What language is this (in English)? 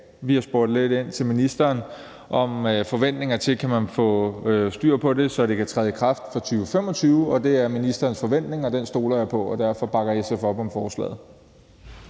Danish